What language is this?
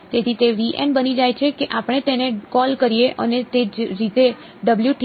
Gujarati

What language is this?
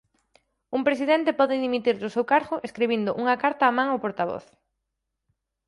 Galician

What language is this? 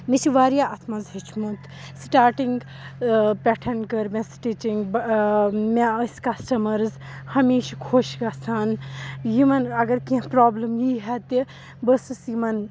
Kashmiri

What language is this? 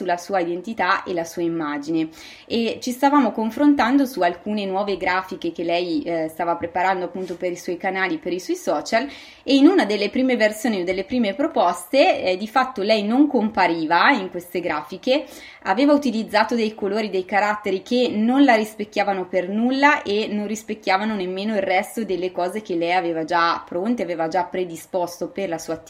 Italian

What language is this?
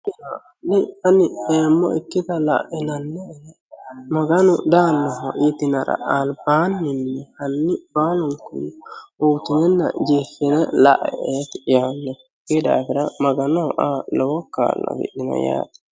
Sidamo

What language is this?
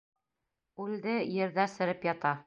Bashkir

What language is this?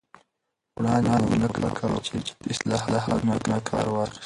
Pashto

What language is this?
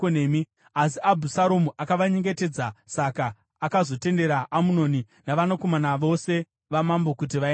Shona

